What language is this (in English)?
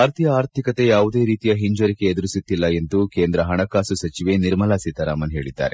Kannada